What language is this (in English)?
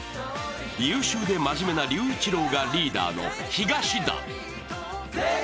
Japanese